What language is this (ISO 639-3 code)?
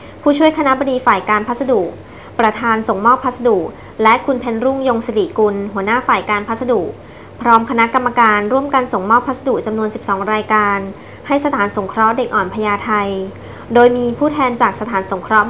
tha